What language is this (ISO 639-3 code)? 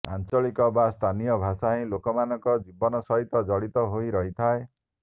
ori